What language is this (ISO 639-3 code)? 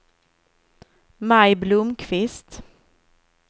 swe